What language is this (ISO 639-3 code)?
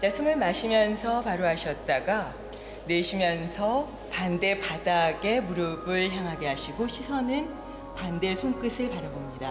kor